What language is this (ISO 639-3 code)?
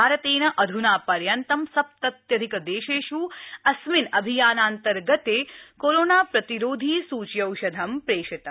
san